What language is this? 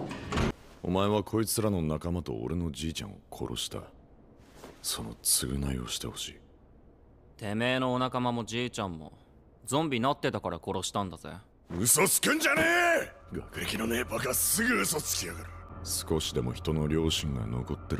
Japanese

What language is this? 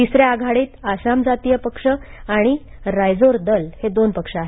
Marathi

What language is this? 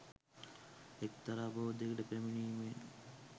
Sinhala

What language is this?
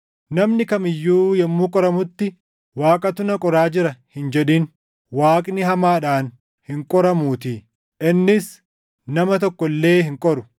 Oromo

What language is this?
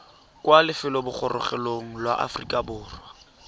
Tswana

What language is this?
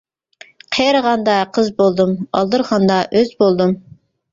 Uyghur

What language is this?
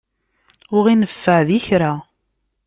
Kabyle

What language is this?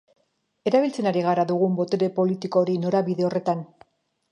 Basque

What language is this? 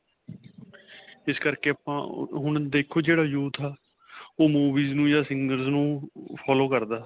Punjabi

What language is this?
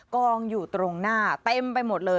Thai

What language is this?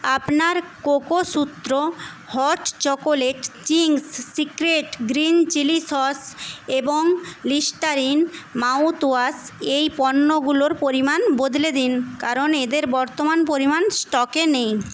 Bangla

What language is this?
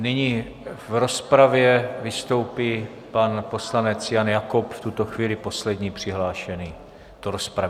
Czech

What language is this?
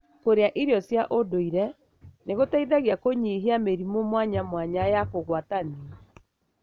Kikuyu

